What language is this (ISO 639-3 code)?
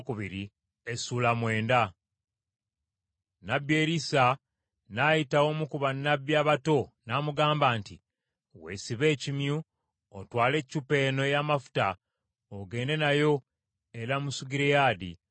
lug